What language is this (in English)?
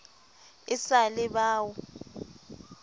Southern Sotho